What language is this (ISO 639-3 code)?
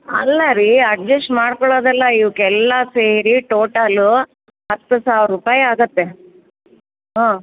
kan